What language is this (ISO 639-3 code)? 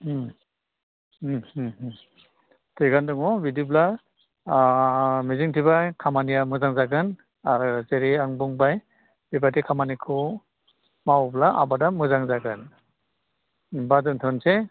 brx